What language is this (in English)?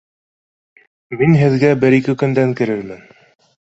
Bashkir